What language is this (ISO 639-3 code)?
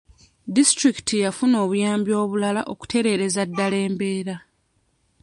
lug